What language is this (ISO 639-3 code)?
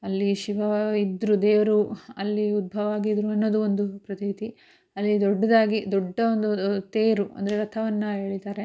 kan